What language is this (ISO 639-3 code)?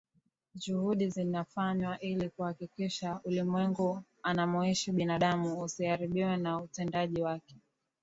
swa